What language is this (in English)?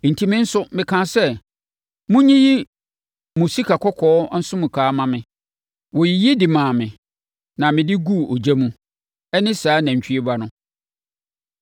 Akan